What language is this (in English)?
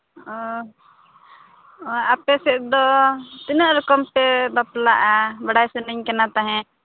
Santali